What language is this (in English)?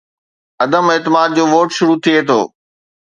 Sindhi